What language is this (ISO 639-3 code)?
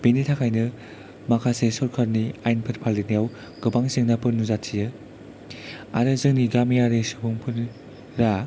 brx